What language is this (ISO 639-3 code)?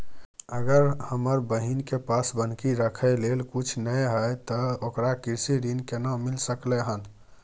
mai